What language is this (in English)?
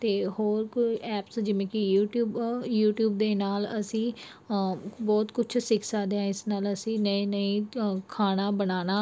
Punjabi